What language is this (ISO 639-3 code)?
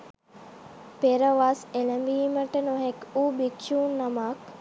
sin